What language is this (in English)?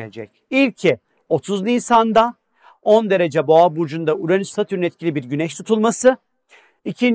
Turkish